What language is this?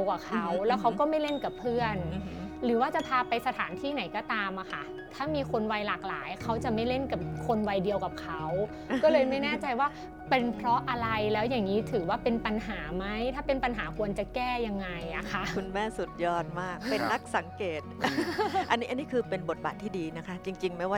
Thai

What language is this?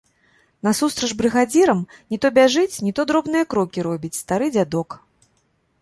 Belarusian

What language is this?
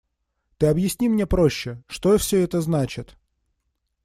Russian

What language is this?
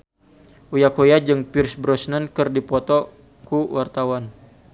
Sundanese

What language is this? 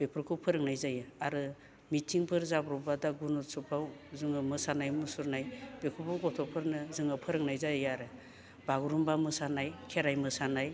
Bodo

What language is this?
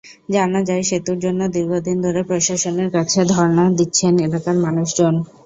Bangla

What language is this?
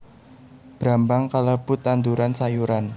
Javanese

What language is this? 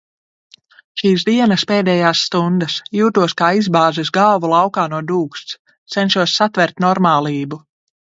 Latvian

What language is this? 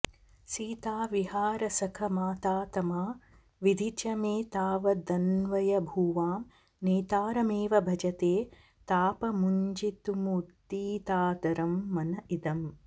Sanskrit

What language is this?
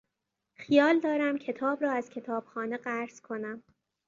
Persian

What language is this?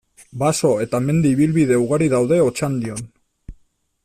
Basque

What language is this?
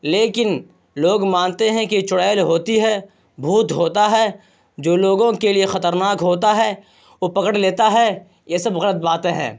Urdu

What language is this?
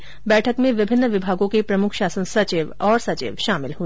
Hindi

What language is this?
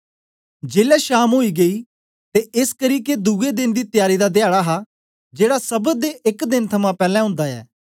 Dogri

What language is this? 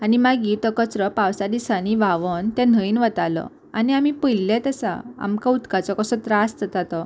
Konkani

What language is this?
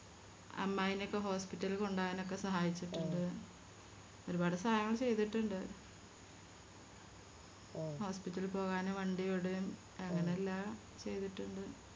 Malayalam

